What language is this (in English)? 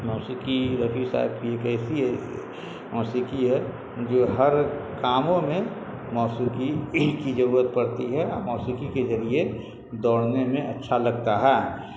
Urdu